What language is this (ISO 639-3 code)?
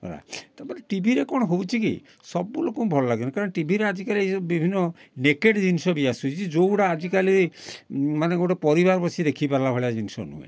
ori